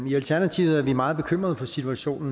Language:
Danish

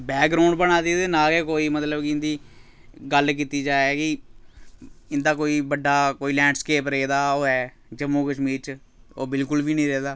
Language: Dogri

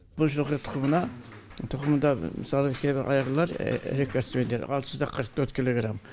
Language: Kazakh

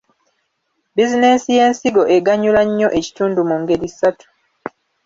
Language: Ganda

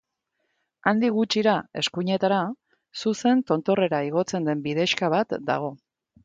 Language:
Basque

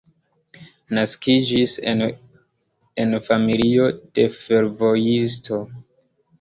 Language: Esperanto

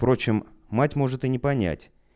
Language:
Russian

